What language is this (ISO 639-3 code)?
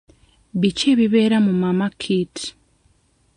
lug